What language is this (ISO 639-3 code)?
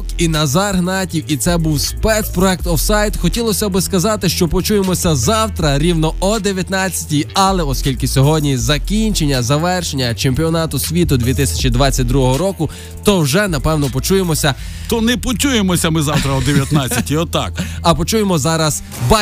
ukr